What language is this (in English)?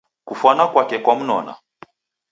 Taita